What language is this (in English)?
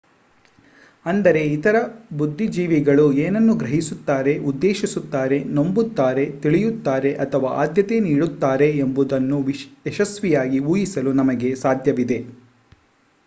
Kannada